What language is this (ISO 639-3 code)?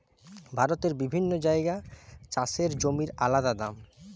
ben